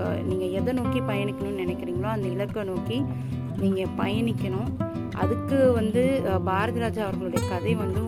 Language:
Tamil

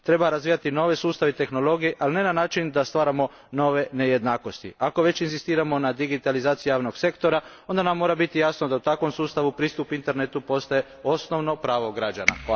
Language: Croatian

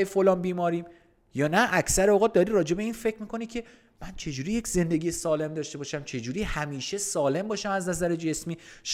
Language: Persian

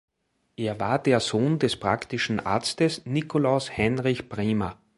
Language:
German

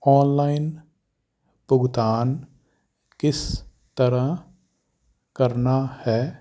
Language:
Punjabi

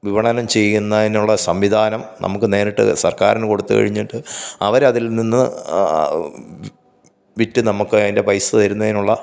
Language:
Malayalam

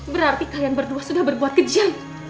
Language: Indonesian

